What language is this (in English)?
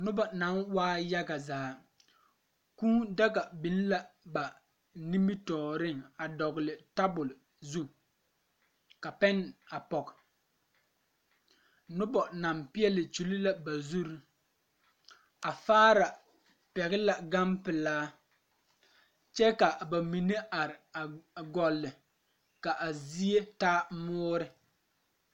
Southern Dagaare